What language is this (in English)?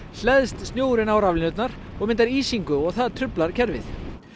Icelandic